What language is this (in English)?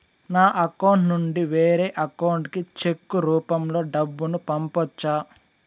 Telugu